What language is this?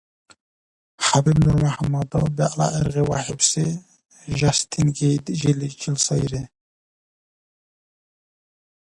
Dargwa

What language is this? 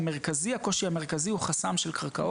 Hebrew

